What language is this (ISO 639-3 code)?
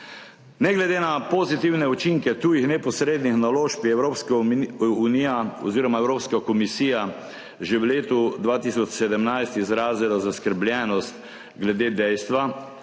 slv